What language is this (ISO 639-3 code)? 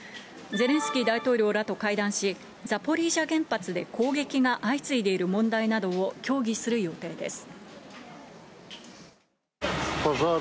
jpn